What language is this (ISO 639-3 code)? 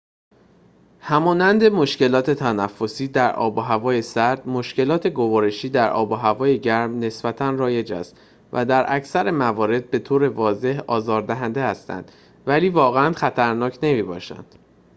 fas